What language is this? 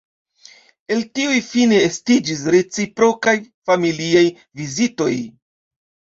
Esperanto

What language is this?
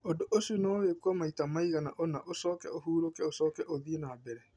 Kikuyu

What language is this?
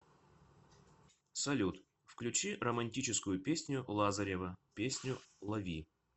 Russian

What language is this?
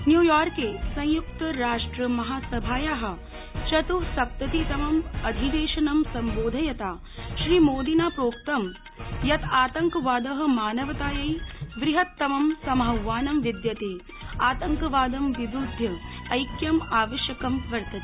Sanskrit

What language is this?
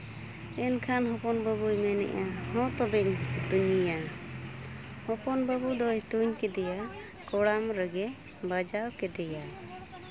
Santali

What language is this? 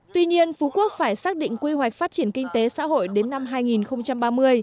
Vietnamese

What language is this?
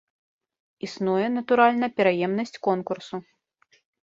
Belarusian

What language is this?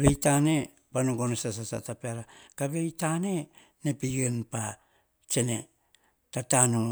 Hahon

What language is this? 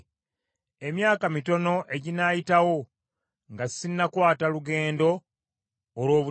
Ganda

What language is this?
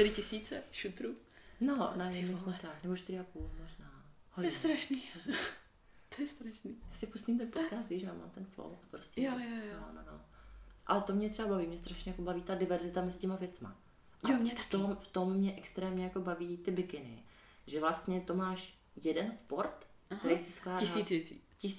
Czech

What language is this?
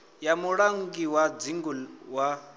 Venda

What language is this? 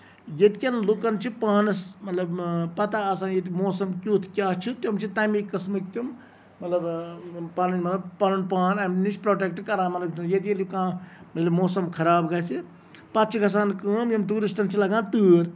Kashmiri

